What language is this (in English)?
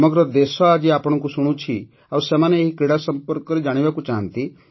Odia